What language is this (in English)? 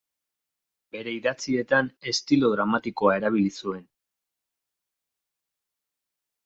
Basque